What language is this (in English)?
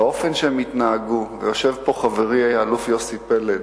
Hebrew